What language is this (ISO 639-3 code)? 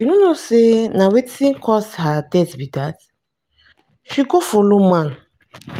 pcm